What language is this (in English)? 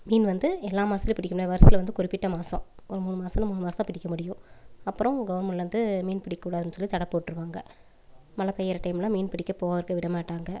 Tamil